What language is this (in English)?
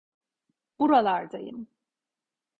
Turkish